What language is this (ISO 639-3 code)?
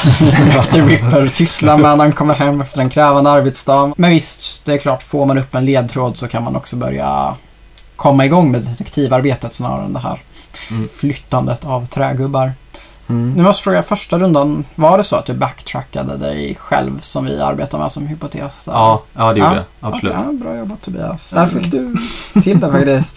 swe